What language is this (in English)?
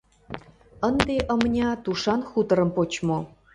Mari